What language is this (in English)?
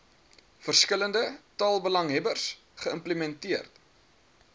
Afrikaans